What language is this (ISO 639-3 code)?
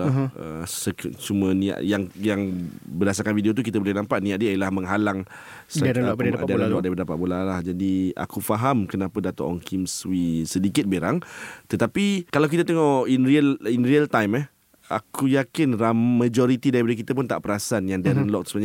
msa